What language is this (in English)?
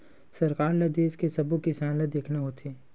Chhattisgarhi